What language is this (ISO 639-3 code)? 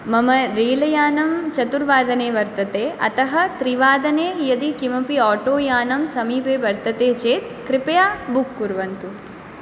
san